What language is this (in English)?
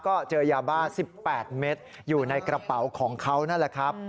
Thai